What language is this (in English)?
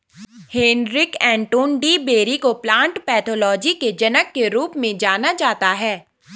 Hindi